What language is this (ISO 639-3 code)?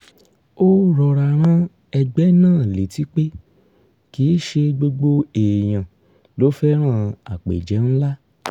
yor